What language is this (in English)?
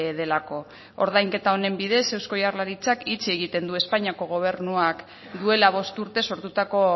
Basque